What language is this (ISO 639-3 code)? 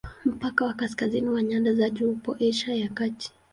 swa